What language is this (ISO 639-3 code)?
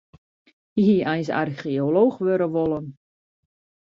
fry